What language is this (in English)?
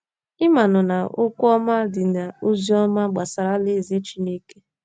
Igbo